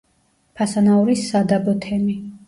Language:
Georgian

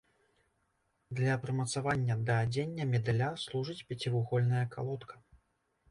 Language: Belarusian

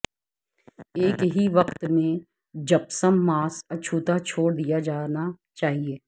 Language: Urdu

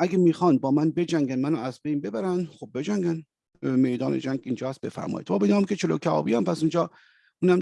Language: Persian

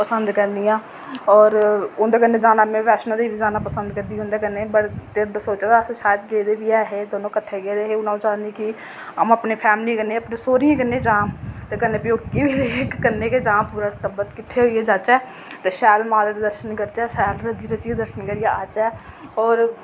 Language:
Dogri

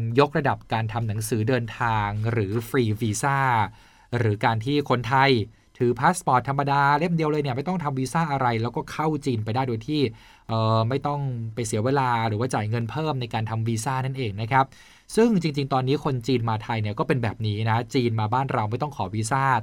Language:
Thai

